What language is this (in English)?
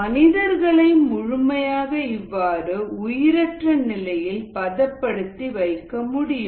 Tamil